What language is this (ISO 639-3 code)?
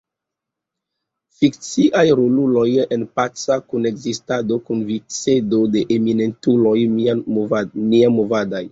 epo